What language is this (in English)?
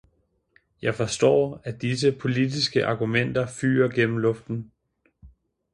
Danish